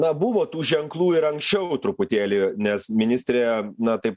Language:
Lithuanian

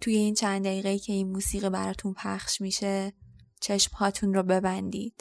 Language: Persian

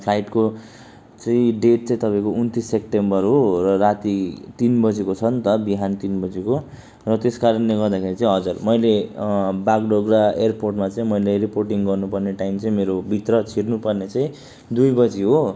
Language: Nepali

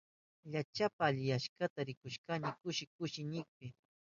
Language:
Southern Pastaza Quechua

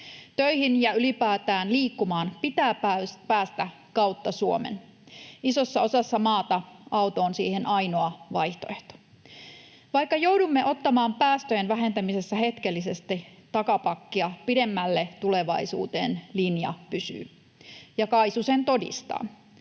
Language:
Finnish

